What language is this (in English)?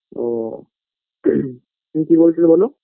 Bangla